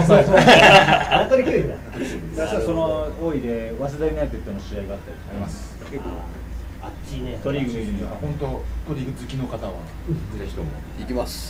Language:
Japanese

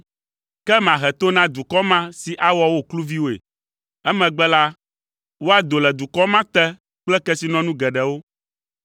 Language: Ewe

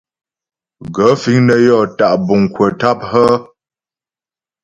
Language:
Ghomala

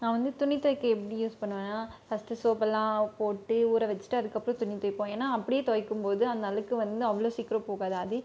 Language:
Tamil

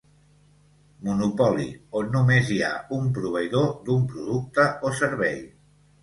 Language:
Catalan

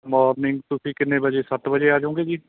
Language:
Punjabi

